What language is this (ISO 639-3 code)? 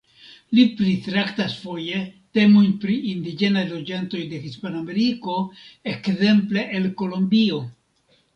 epo